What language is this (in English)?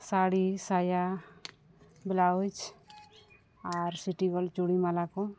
Santali